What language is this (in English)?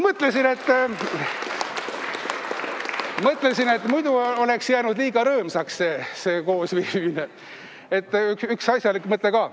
Estonian